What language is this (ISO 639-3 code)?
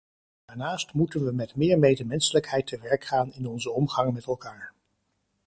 nld